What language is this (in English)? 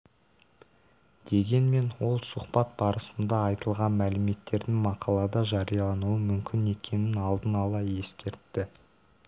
Kazakh